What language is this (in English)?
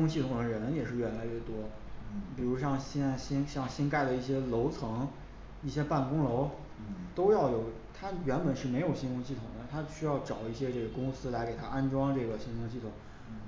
Chinese